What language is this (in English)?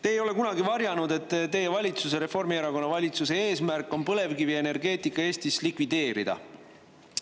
Estonian